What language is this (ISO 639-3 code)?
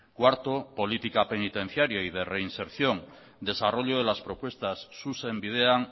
spa